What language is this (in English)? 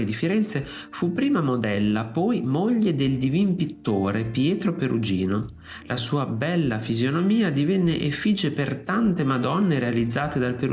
Italian